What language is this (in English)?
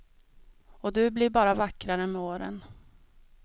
Swedish